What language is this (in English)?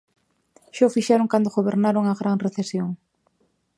Galician